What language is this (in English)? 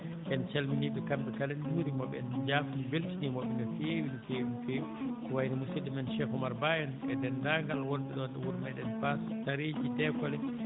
Fula